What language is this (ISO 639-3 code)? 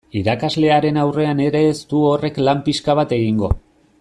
eus